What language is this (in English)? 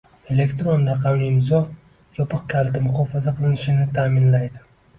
Uzbek